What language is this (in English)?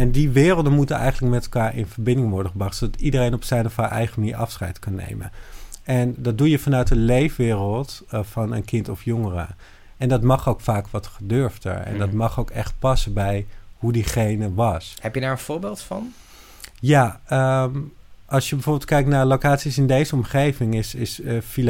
Dutch